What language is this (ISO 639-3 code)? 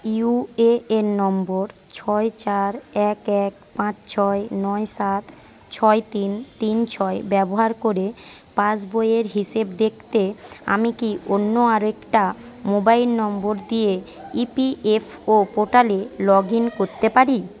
ben